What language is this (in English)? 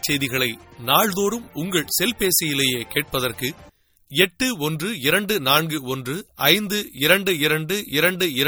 Tamil